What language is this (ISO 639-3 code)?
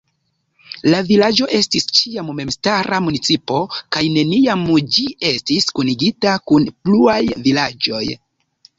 epo